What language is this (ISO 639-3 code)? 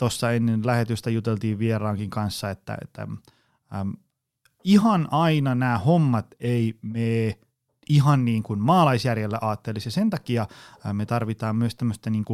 fin